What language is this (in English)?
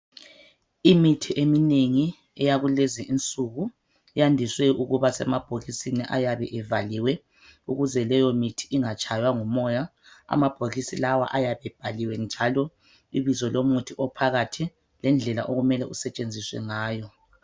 North Ndebele